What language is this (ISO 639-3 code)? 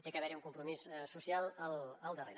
cat